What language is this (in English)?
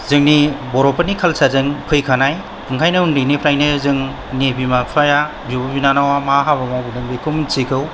Bodo